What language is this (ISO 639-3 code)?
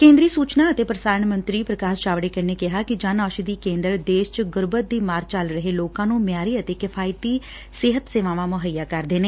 pan